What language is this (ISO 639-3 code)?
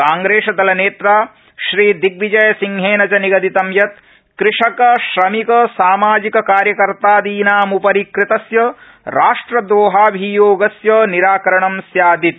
san